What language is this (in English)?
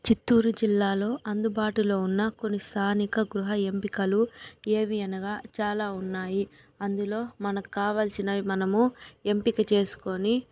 Telugu